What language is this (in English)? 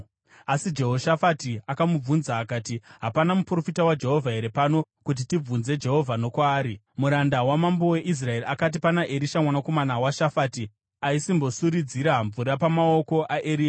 Shona